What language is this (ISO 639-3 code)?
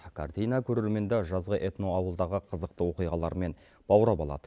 kaz